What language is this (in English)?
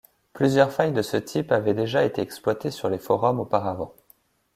French